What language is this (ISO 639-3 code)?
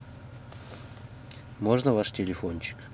rus